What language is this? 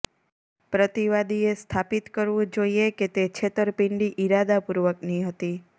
Gujarati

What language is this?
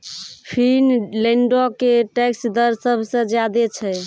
Maithili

